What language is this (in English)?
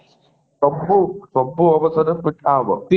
Odia